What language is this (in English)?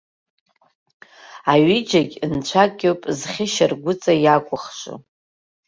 Abkhazian